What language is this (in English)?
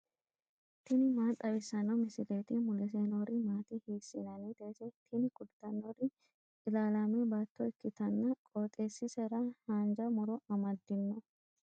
Sidamo